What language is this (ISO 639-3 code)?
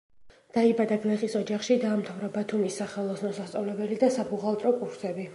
kat